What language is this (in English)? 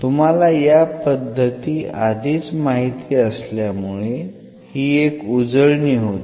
Marathi